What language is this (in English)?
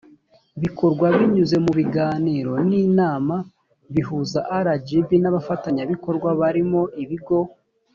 Kinyarwanda